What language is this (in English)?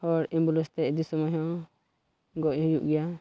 Santali